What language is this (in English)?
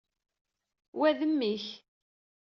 Kabyle